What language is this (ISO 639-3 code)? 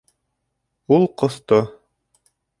bak